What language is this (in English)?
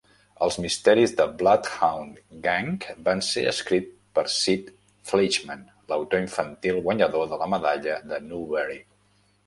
Catalan